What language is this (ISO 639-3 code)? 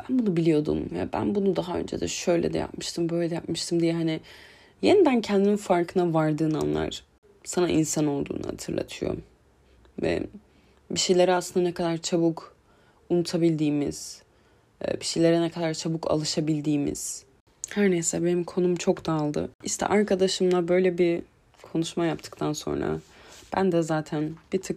tur